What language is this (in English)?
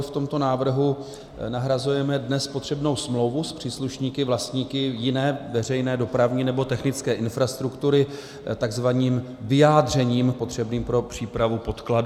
Czech